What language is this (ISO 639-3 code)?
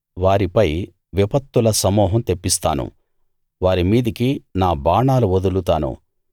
tel